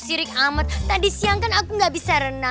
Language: Indonesian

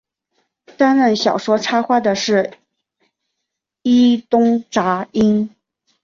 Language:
Chinese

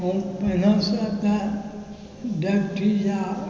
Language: Maithili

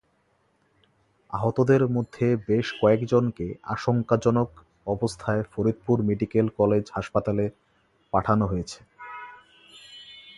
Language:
Bangla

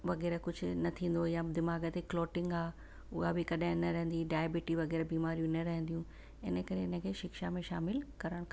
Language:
Sindhi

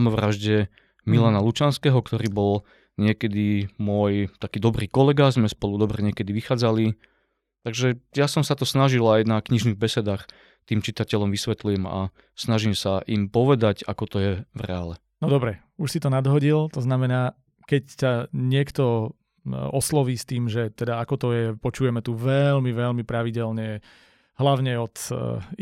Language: Slovak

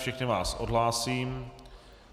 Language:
Czech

